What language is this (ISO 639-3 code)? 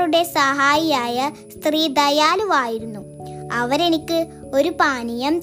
mal